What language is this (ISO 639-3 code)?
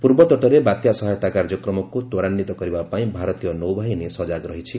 ori